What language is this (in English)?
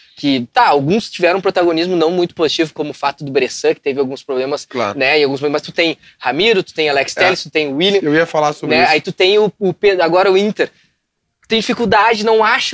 Portuguese